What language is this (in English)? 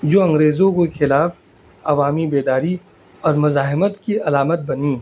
Urdu